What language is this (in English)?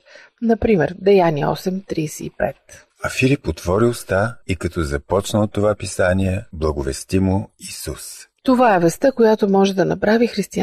Bulgarian